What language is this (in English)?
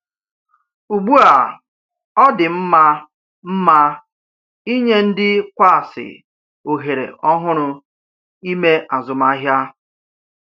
Igbo